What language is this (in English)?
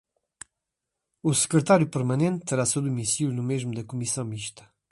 Portuguese